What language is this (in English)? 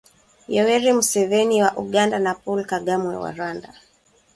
Swahili